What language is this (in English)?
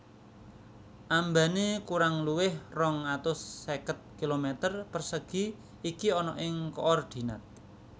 Javanese